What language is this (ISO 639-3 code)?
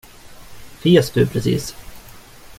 swe